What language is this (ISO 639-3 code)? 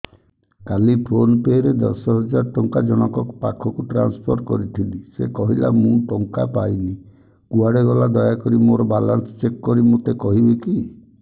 ori